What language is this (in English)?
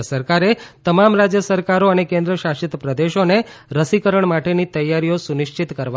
Gujarati